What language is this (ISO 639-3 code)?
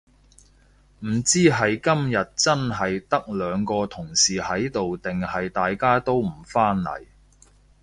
yue